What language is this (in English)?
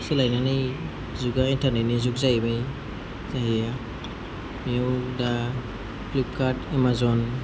Bodo